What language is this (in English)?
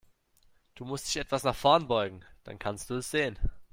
German